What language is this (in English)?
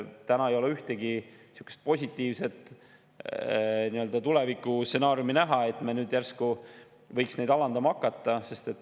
Estonian